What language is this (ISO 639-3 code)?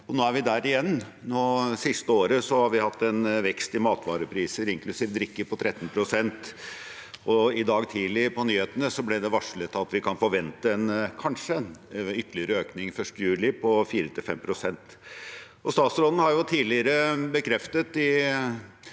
nor